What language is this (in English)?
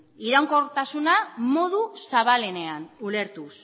Basque